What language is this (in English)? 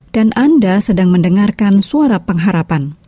Indonesian